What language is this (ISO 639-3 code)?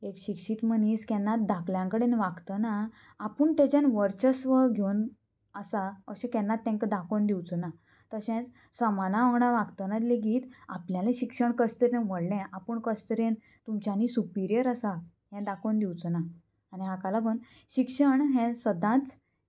kok